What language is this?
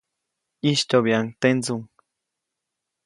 Copainalá Zoque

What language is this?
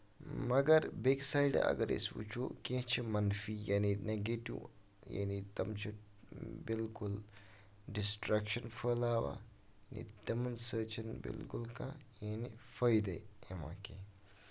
Kashmiri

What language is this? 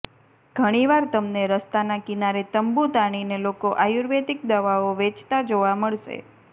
Gujarati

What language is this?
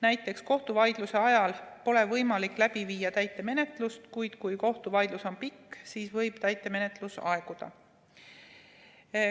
Estonian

